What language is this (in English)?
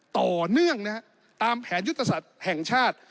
Thai